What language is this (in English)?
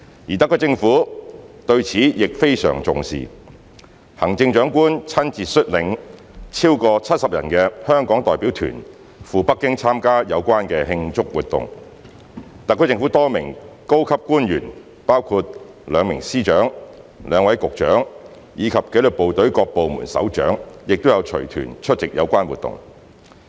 Cantonese